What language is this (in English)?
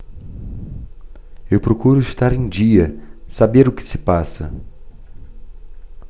Portuguese